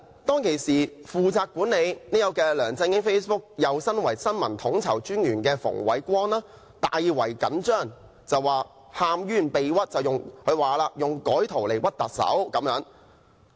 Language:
Cantonese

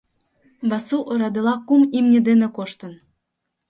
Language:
Mari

